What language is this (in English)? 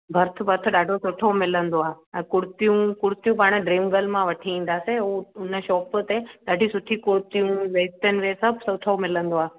Sindhi